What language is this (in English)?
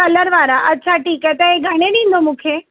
Sindhi